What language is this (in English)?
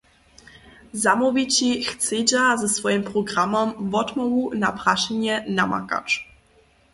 Upper Sorbian